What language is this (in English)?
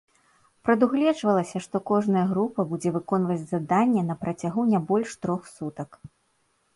Belarusian